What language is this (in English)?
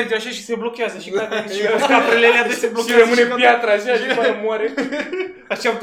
Romanian